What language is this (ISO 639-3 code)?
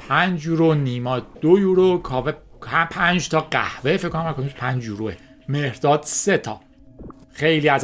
fas